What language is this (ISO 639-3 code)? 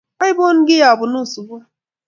kln